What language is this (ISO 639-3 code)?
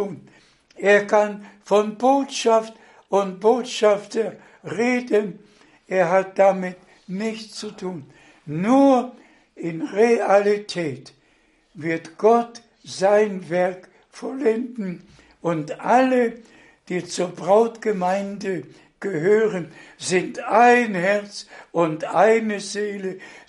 deu